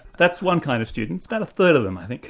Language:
English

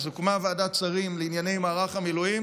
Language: Hebrew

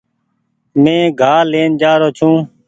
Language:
Goaria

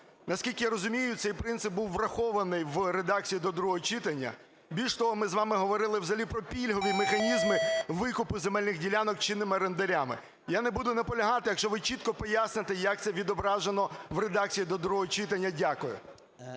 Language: Ukrainian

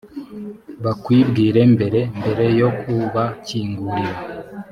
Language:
Kinyarwanda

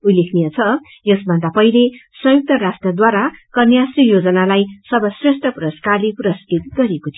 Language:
Nepali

